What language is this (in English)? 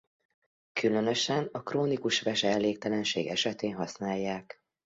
Hungarian